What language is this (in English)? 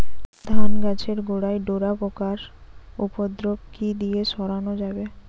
Bangla